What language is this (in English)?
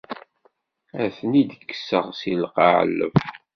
Kabyle